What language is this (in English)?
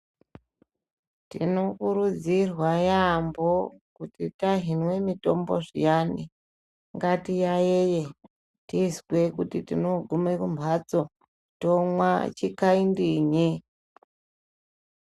Ndau